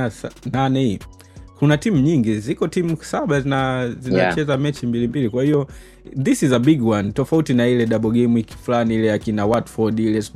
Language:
Swahili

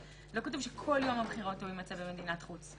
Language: Hebrew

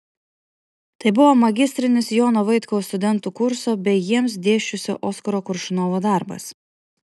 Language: Lithuanian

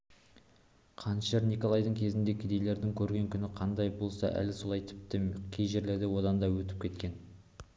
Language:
Kazakh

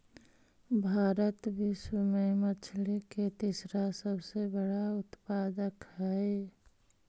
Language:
Magahi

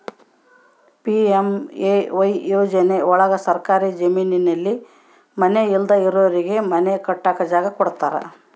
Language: Kannada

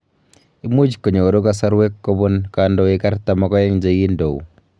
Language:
Kalenjin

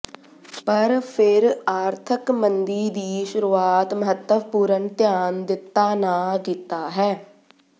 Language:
Punjabi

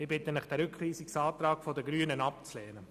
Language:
Swiss German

